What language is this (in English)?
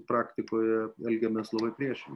Lithuanian